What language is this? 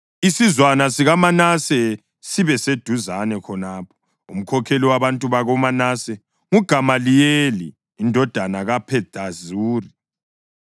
North Ndebele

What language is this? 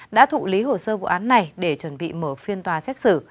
Vietnamese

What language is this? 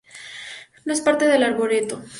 Spanish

